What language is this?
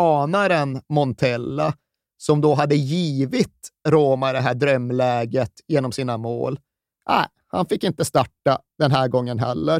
Swedish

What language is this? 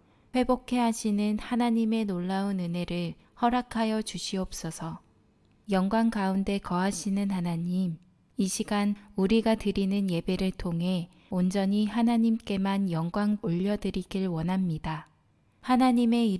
Korean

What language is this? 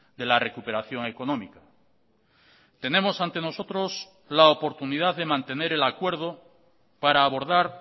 Spanish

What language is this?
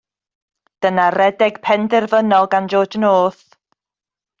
Welsh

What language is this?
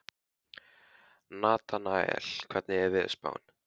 Icelandic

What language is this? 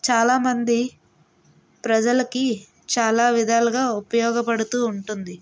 Telugu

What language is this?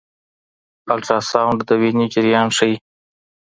Pashto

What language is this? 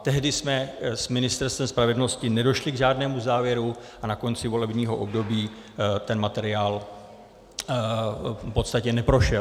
Czech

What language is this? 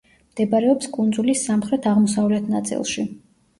Georgian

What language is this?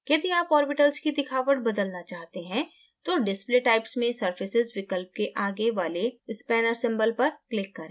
Hindi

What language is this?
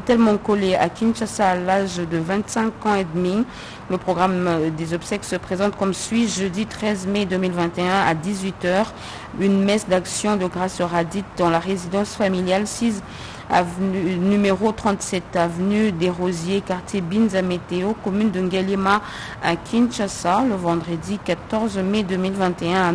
French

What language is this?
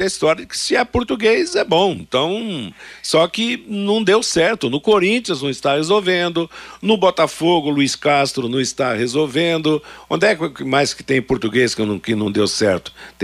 Portuguese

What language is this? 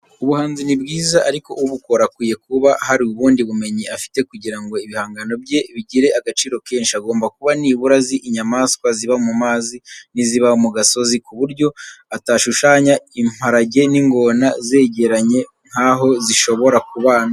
Kinyarwanda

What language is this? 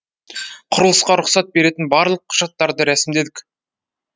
Kazakh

